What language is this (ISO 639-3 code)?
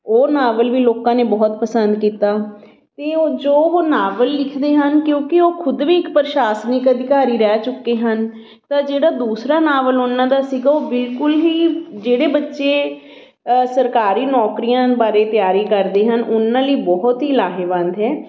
pan